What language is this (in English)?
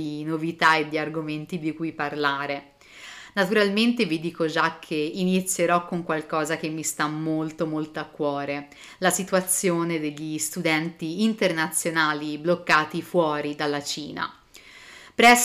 Italian